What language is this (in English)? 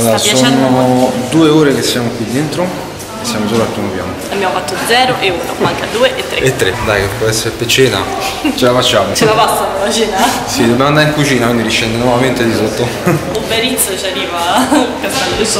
Italian